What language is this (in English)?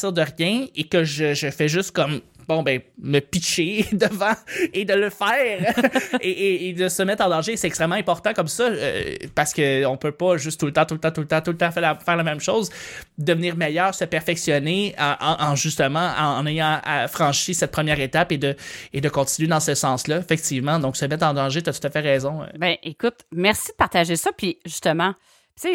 French